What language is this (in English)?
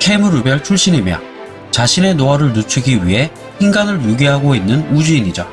Korean